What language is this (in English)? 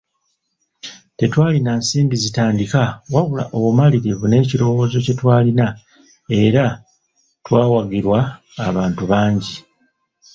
Ganda